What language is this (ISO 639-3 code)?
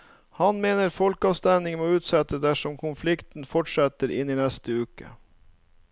nor